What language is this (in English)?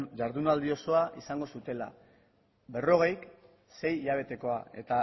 Basque